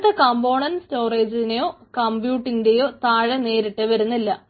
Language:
Malayalam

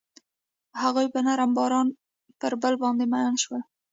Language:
Pashto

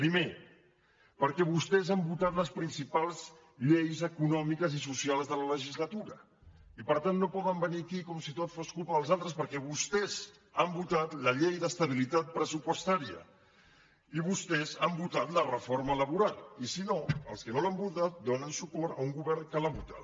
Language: Catalan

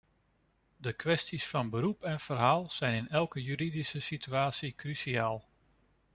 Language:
Dutch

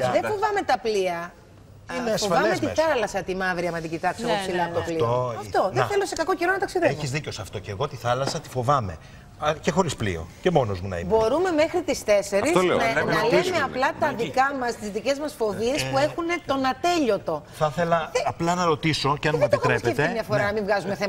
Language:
Greek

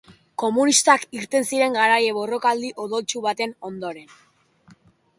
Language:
Basque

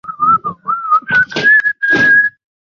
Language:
Chinese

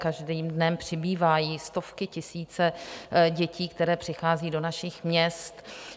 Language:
Czech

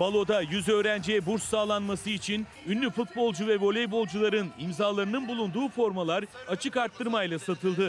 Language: Turkish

